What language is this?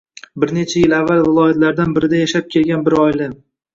Uzbek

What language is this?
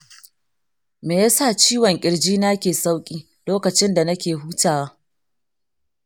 Hausa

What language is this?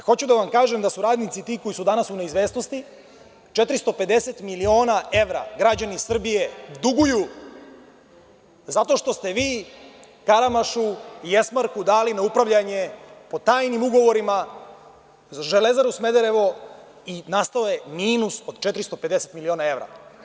Serbian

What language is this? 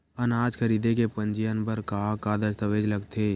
Chhattisgarhi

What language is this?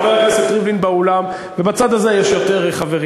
Hebrew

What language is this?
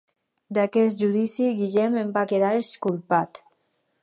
Catalan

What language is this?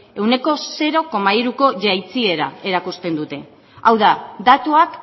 Basque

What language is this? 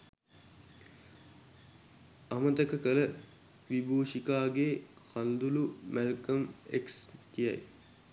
Sinhala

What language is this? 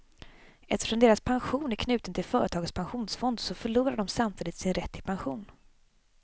Swedish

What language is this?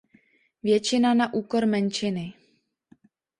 Czech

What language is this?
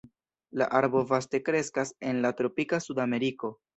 Esperanto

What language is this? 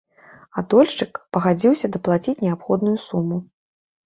Belarusian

